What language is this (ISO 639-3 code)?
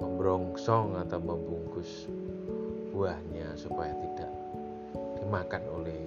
ind